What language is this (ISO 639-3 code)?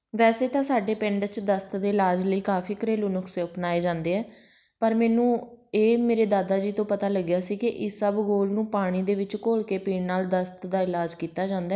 pan